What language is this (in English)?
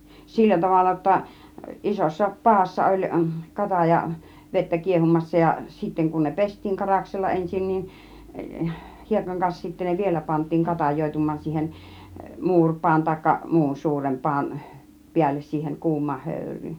Finnish